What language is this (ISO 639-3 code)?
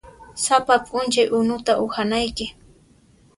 qxp